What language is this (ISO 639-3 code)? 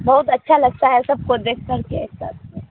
urd